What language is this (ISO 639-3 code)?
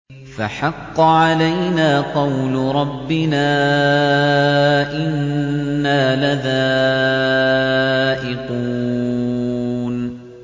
ara